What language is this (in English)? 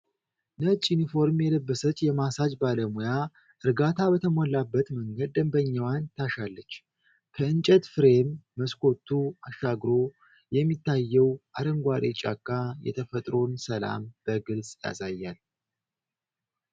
Amharic